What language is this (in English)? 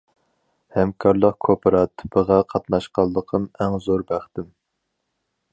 Uyghur